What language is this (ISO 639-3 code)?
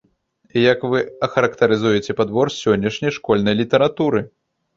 bel